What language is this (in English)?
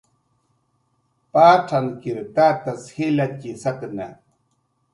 Jaqaru